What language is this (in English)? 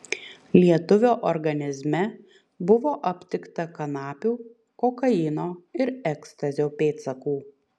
Lithuanian